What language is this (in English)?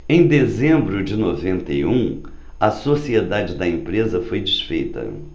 Portuguese